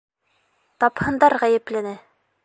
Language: Bashkir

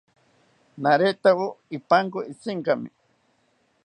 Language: South Ucayali Ashéninka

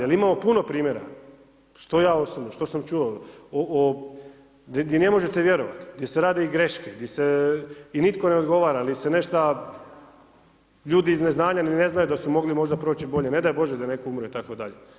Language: Croatian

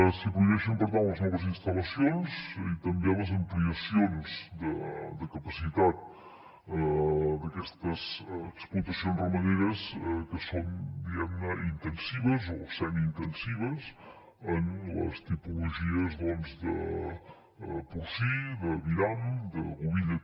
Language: Catalan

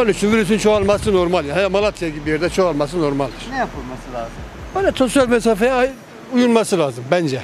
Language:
Turkish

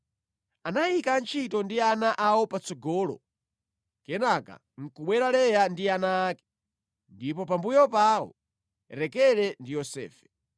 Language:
Nyanja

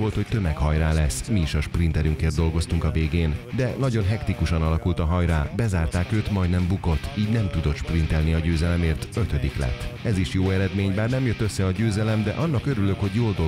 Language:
Hungarian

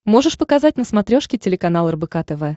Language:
Russian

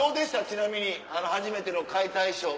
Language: Japanese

